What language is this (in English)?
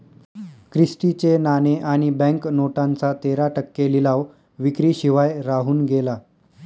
Marathi